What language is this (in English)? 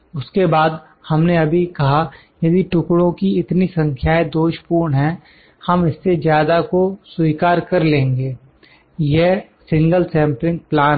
Hindi